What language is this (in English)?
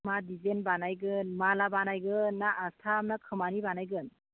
Bodo